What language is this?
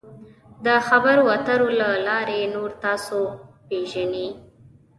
Pashto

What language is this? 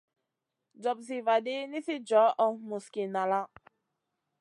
Masana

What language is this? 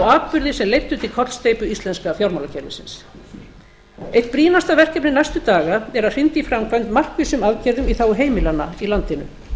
Icelandic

